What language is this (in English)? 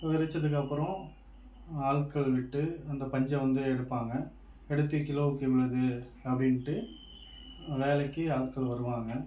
Tamil